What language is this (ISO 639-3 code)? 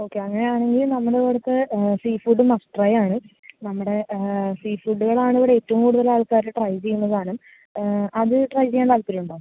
mal